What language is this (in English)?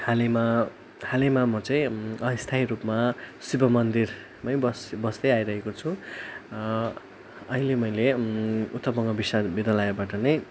Nepali